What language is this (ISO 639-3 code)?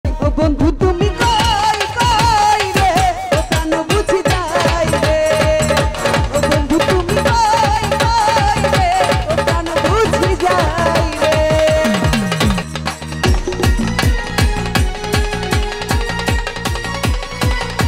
ara